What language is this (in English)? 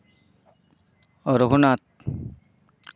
Santali